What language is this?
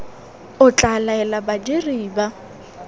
Tswana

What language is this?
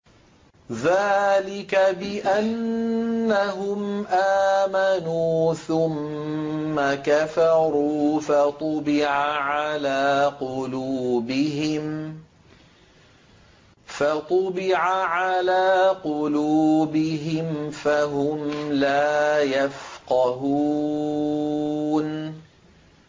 Arabic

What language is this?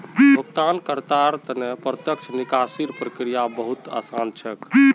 Magahi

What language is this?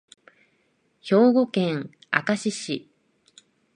Japanese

